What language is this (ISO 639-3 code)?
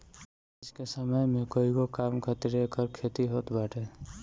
bho